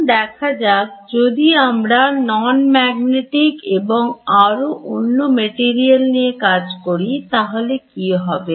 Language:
Bangla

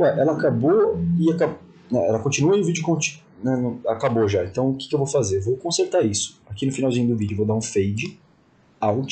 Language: Portuguese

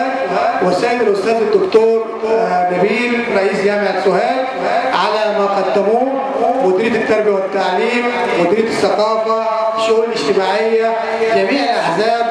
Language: Arabic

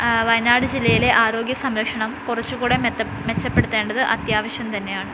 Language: Malayalam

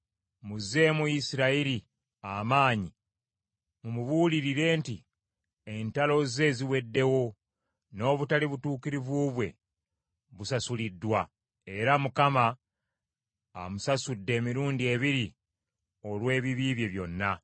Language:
Ganda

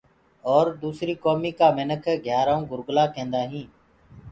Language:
Gurgula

